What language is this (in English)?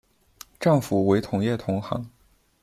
Chinese